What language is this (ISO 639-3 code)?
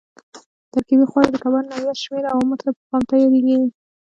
pus